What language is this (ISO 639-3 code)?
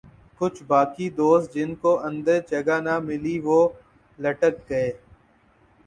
urd